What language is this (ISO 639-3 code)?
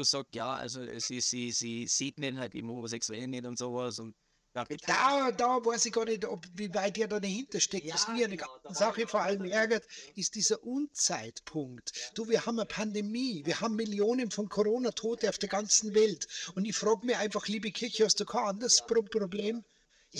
deu